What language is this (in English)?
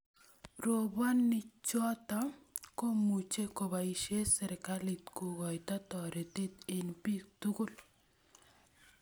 Kalenjin